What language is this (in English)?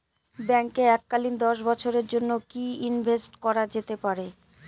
Bangla